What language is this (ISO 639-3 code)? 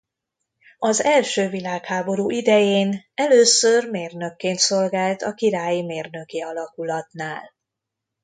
hun